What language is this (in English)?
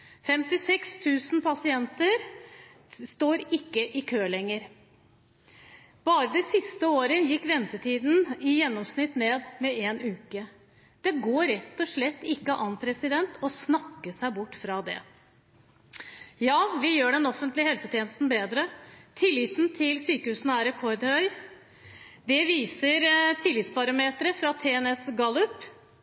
Norwegian Bokmål